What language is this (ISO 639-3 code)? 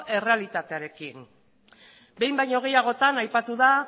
eus